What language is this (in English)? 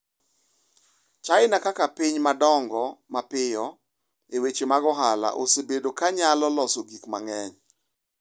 Luo (Kenya and Tanzania)